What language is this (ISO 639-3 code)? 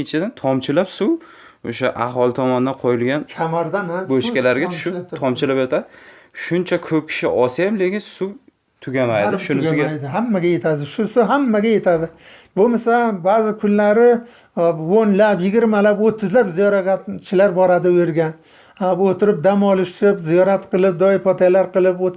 tur